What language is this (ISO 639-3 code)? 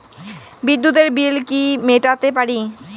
ben